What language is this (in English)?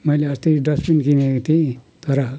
Nepali